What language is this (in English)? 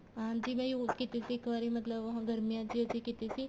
Punjabi